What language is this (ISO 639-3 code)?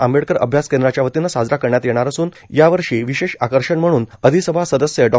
mar